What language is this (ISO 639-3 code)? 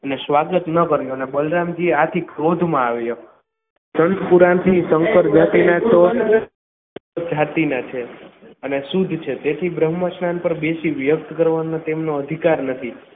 guj